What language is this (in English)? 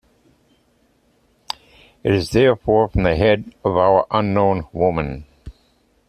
English